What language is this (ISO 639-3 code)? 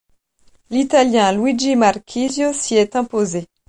fra